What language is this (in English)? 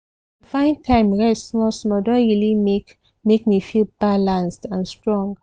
Nigerian Pidgin